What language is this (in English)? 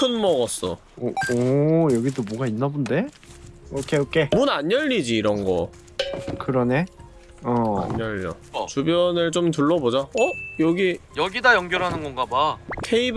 Korean